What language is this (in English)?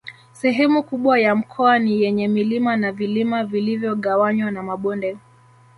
Swahili